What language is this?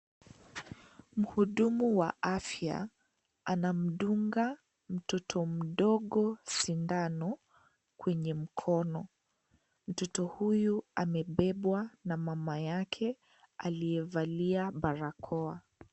Swahili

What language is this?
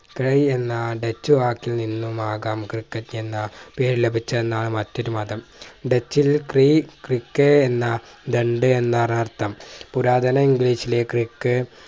Malayalam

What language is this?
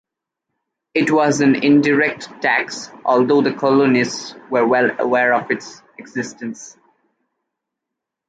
English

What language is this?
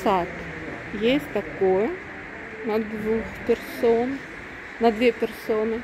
Russian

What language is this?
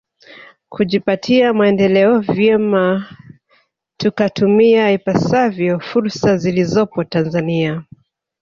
Swahili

